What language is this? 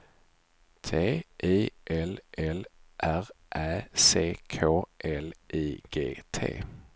Swedish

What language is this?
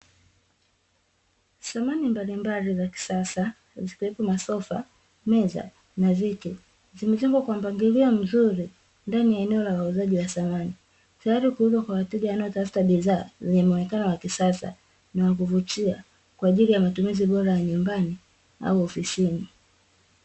Swahili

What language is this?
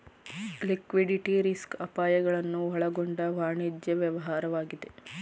Kannada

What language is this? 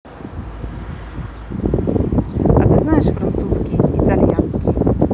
Russian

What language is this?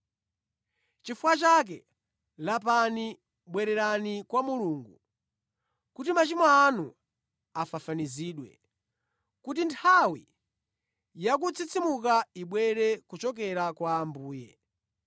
Nyanja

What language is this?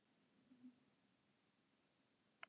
Icelandic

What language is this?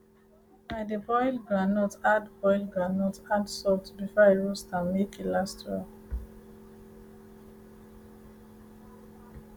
Nigerian Pidgin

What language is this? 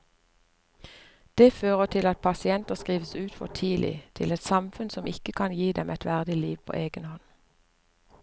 Norwegian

